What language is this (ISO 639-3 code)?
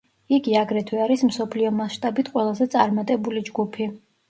kat